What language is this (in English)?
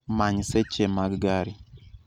Luo (Kenya and Tanzania)